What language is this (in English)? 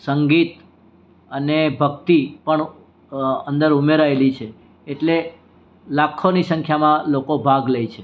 Gujarati